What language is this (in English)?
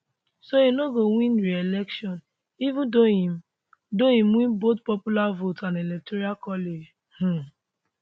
Nigerian Pidgin